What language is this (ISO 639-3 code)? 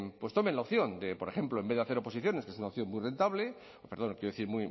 spa